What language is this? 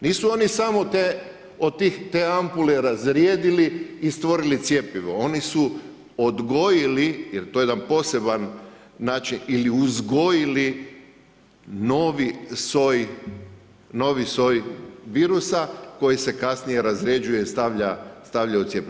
Croatian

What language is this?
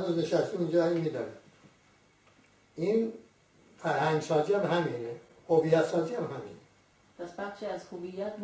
Persian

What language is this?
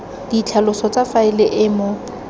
Tswana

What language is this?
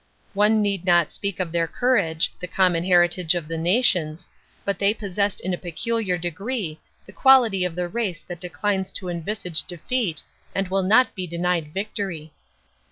English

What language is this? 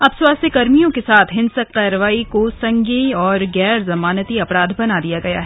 Hindi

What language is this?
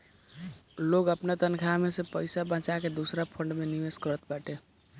Bhojpuri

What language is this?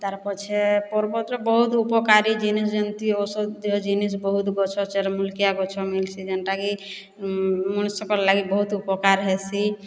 Odia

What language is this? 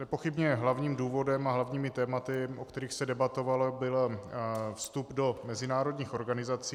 Czech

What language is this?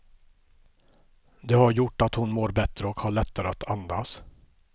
Swedish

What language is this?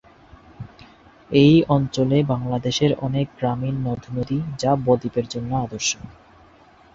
Bangla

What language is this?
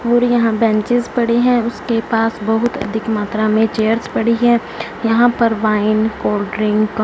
Hindi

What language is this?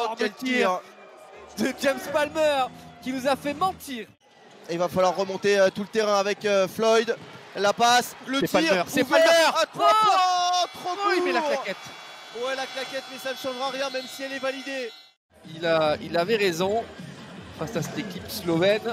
French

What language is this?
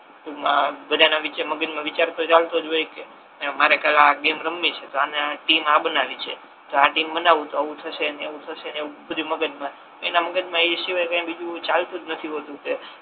Gujarati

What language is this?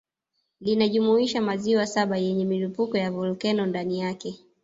Swahili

